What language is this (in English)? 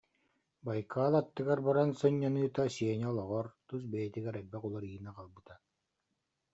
Yakut